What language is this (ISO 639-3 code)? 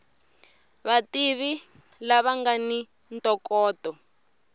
tso